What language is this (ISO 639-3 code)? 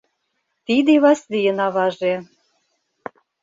chm